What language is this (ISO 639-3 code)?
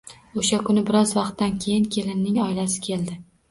uzb